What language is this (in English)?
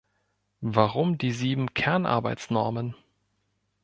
German